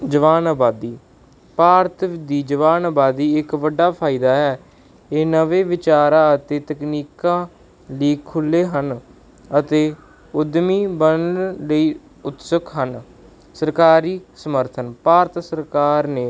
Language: Punjabi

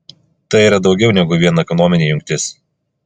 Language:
Lithuanian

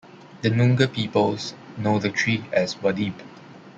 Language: English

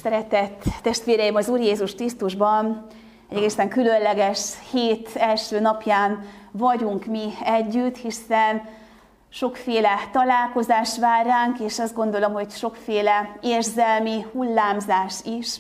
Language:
Hungarian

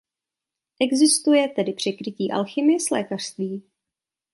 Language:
Czech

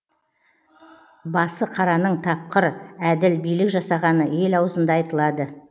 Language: Kazakh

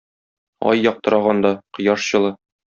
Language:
Tatar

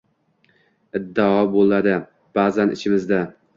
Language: Uzbek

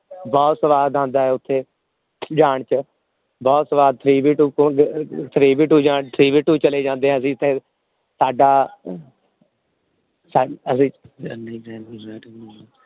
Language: Punjabi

